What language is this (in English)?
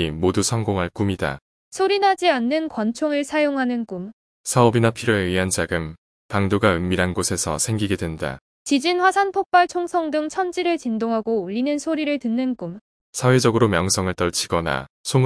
Korean